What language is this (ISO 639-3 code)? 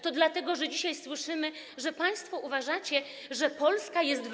pol